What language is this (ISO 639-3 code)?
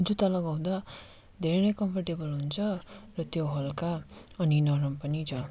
nep